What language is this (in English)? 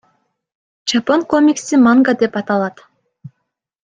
Kyrgyz